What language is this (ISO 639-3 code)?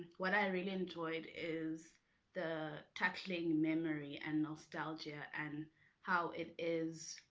eng